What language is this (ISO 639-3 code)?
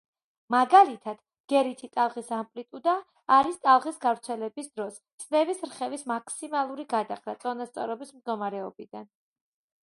kat